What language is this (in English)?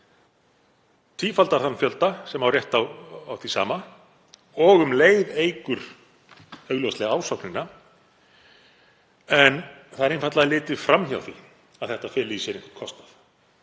Icelandic